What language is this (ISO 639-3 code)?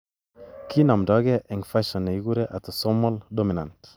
kln